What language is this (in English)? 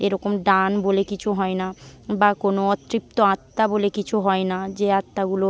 Bangla